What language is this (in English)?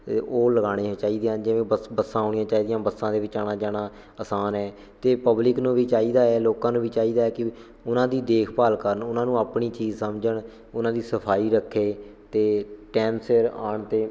Punjabi